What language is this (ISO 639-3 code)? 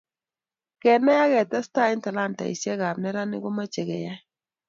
kln